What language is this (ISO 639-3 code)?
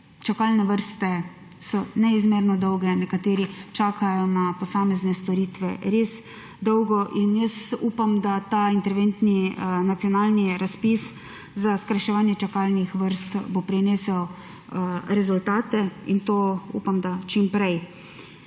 slv